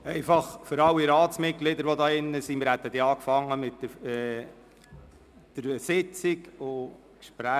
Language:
Swiss German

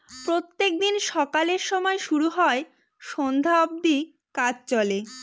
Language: Bangla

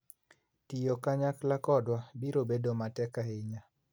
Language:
Luo (Kenya and Tanzania)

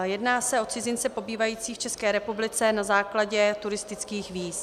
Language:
Czech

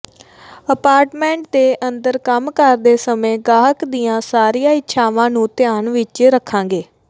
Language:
Punjabi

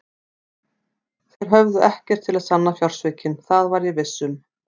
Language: Icelandic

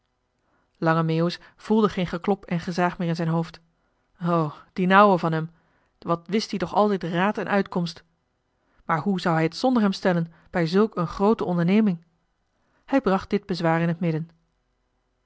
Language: Dutch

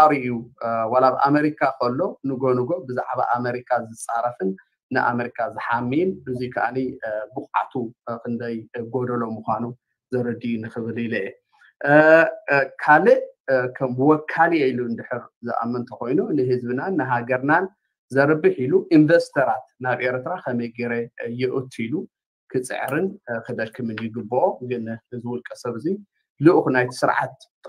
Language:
Arabic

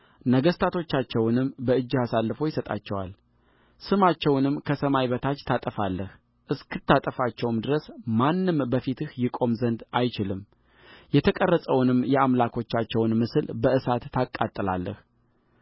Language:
Amharic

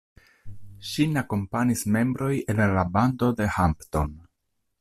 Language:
Esperanto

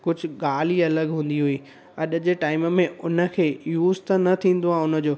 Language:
Sindhi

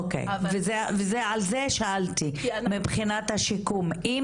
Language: Hebrew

